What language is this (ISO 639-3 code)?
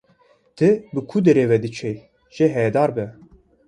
kur